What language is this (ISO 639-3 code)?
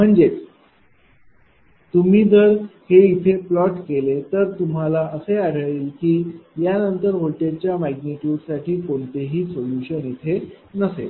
mar